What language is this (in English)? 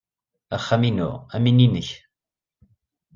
Kabyle